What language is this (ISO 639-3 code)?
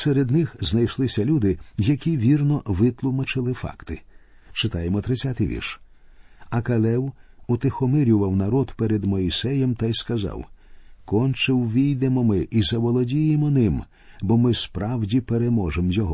ukr